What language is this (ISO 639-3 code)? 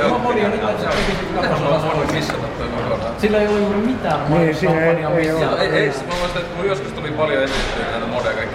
fin